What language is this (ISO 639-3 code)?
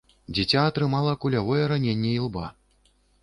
bel